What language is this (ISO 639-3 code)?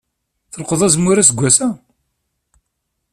kab